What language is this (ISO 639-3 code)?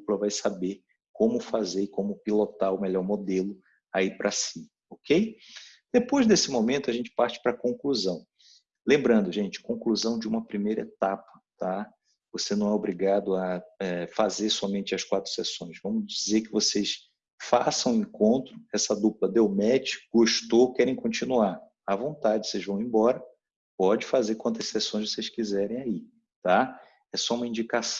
por